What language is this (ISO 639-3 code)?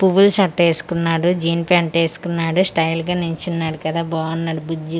tel